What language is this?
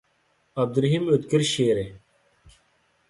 Uyghur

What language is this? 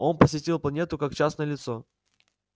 Russian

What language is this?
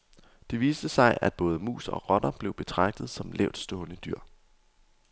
Danish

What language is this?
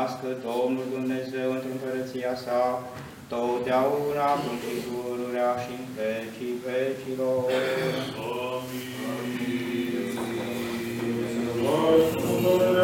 Romanian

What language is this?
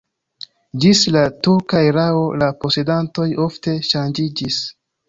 Esperanto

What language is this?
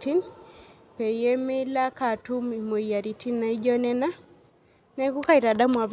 Masai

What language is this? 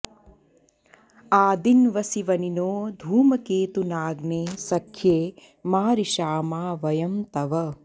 Sanskrit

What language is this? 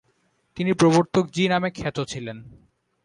Bangla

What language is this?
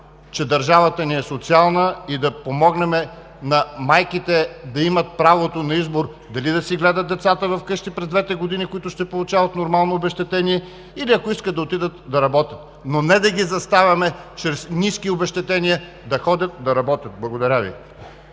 Bulgarian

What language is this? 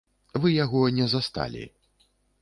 Belarusian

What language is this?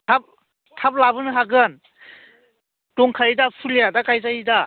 Bodo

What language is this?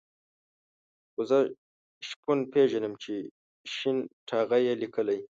Pashto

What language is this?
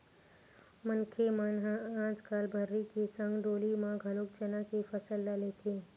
Chhattisgarhi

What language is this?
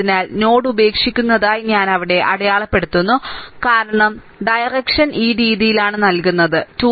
Malayalam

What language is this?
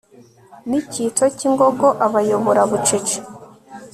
Kinyarwanda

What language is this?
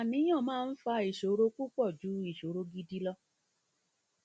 Yoruba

